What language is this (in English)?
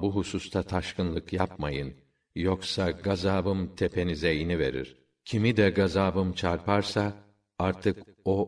Turkish